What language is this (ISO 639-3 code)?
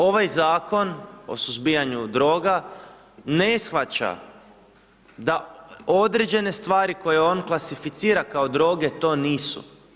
hrv